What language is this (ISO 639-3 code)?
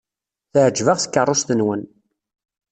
kab